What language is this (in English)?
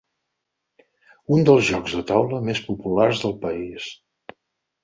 Catalan